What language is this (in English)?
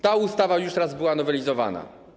Polish